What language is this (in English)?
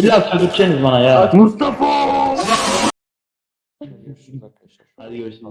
Turkish